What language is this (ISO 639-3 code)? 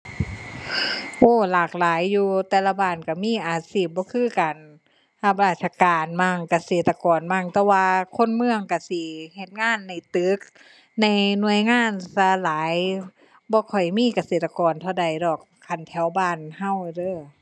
tha